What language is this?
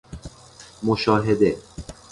Persian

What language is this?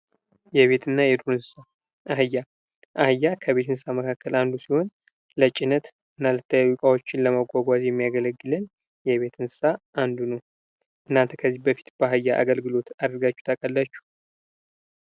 Amharic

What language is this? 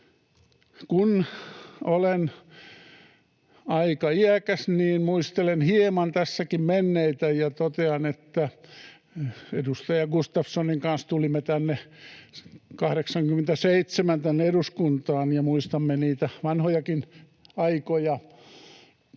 Finnish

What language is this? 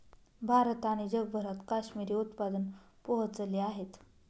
Marathi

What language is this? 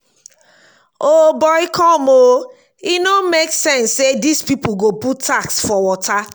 Nigerian Pidgin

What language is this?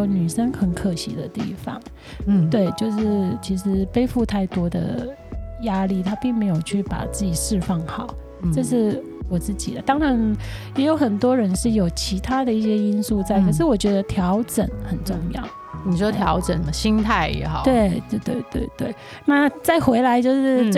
Chinese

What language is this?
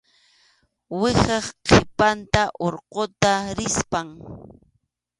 Arequipa-La Unión Quechua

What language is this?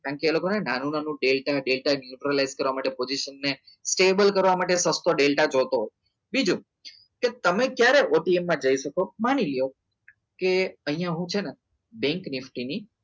Gujarati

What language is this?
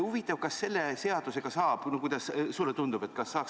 Estonian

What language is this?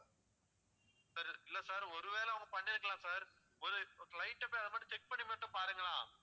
Tamil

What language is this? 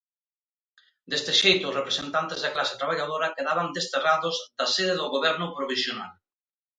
Galician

